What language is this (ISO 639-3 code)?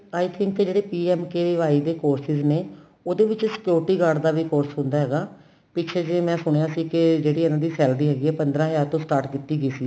pan